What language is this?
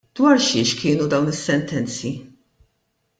Maltese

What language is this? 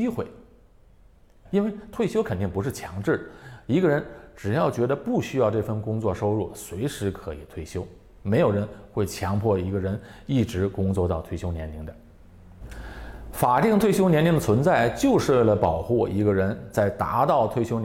Chinese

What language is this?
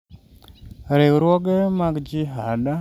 Luo (Kenya and Tanzania)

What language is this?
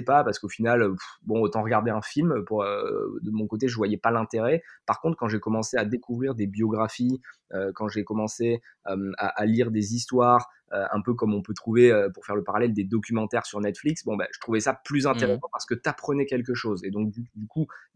French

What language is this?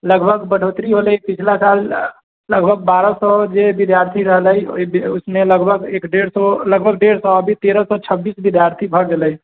Maithili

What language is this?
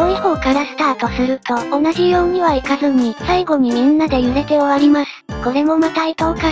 Japanese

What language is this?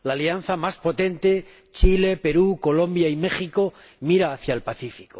Spanish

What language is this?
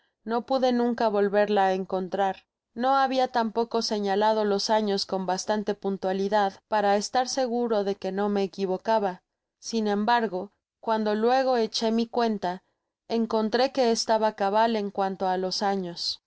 Spanish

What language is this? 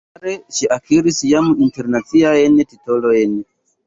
Esperanto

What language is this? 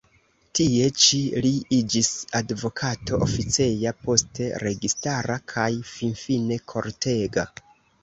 Esperanto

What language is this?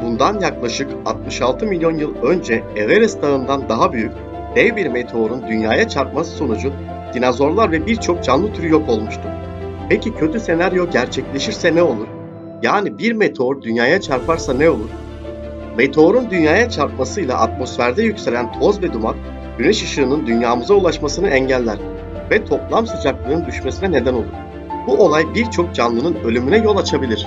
Turkish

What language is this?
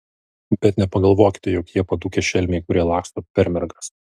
Lithuanian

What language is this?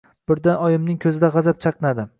Uzbek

